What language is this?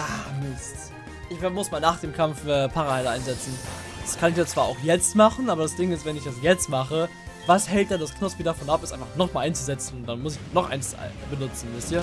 German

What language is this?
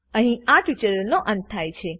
Gujarati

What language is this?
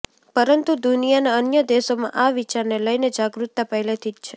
Gujarati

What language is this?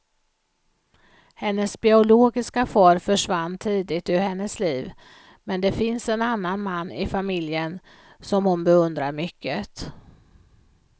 Swedish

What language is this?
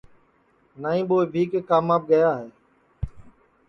Sansi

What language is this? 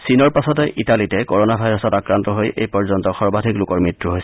Assamese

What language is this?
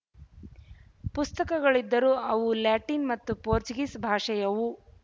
Kannada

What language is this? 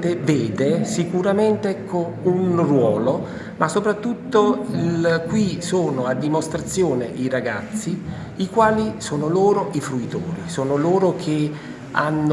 Italian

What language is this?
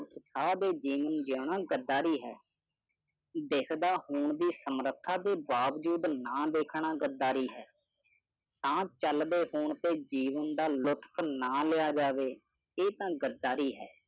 Punjabi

